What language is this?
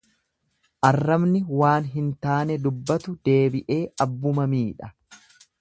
Oromo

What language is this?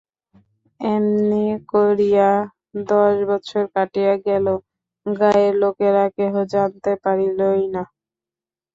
Bangla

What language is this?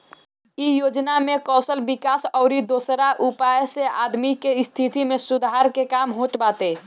Bhojpuri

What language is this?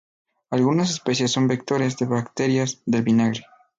Spanish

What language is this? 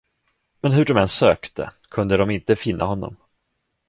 Swedish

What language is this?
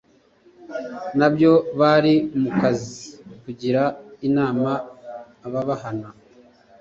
Kinyarwanda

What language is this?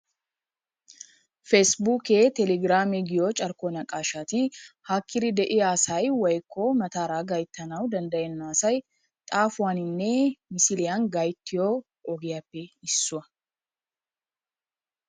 Wolaytta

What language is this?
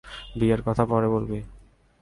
Bangla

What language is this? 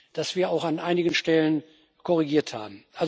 German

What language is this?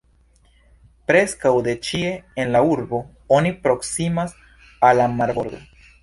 Esperanto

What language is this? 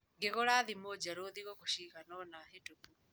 Kikuyu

